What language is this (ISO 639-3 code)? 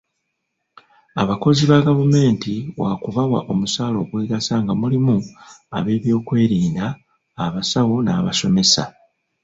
lug